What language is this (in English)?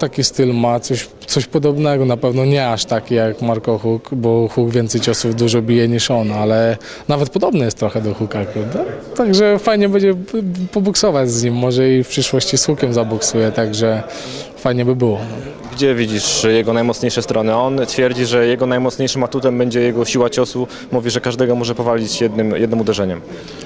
Polish